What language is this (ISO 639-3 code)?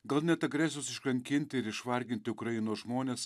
lit